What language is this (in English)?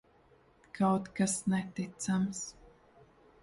Latvian